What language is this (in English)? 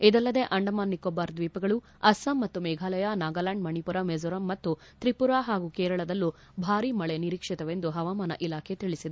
Kannada